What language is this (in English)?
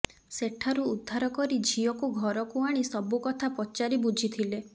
Odia